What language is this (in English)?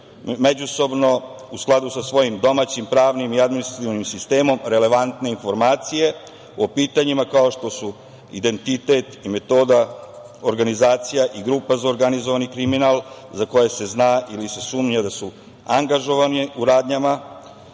Serbian